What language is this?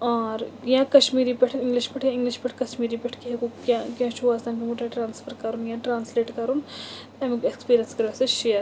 Kashmiri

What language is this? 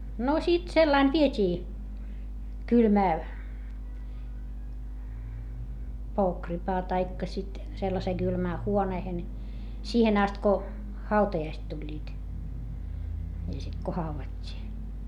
Finnish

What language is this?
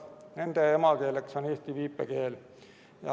Estonian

